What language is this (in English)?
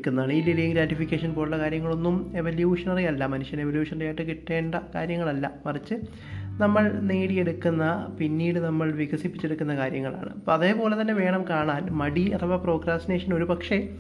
Malayalam